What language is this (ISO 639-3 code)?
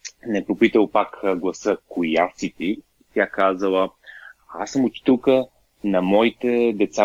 bul